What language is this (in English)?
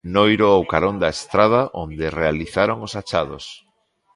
Galician